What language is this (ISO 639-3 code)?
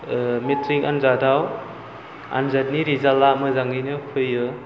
brx